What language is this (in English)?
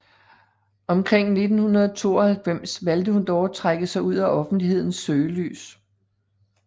Danish